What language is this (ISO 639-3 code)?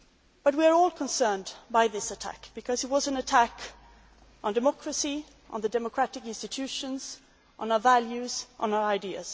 eng